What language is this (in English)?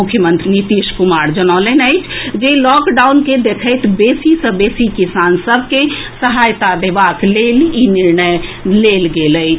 Maithili